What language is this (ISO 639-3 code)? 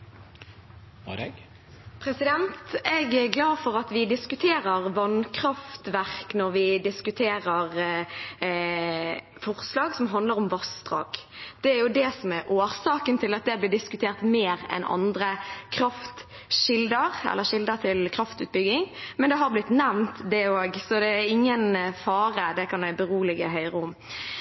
nob